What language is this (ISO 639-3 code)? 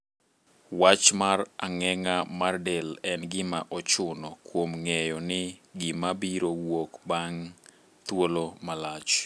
luo